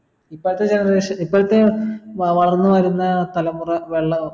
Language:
Malayalam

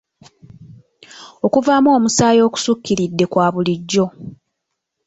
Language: Ganda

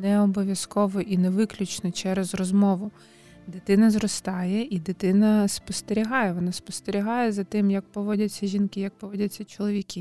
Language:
Ukrainian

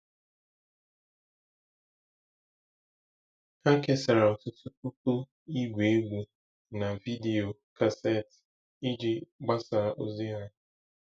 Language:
Igbo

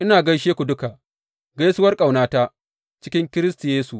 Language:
Hausa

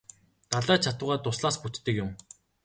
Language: Mongolian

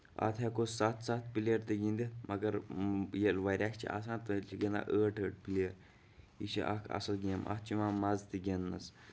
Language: Kashmiri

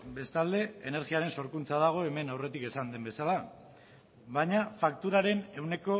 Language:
Basque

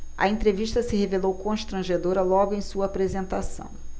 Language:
Portuguese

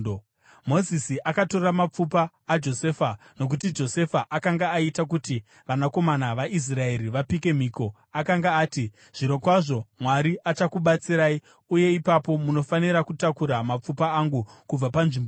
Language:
Shona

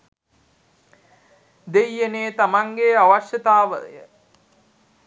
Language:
Sinhala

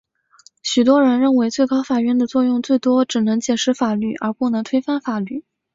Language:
Chinese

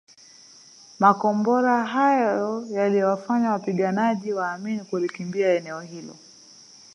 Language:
Swahili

